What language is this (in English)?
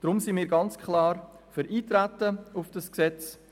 Swiss German